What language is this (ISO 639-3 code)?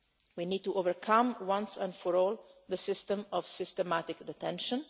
eng